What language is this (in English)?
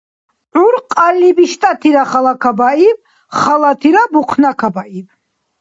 Dargwa